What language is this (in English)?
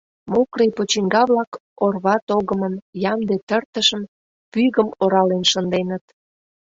Mari